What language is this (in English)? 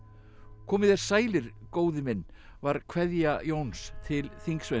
Icelandic